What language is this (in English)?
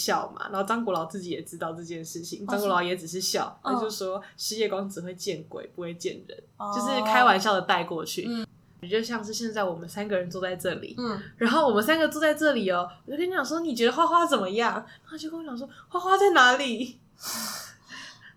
Chinese